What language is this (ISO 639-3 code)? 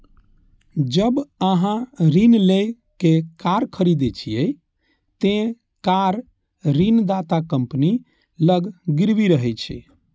mai